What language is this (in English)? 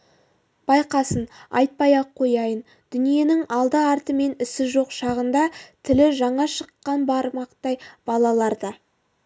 Kazakh